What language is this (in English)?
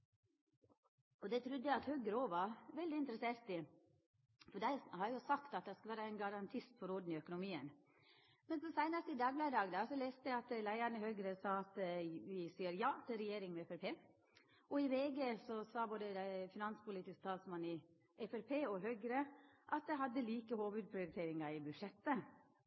Norwegian Nynorsk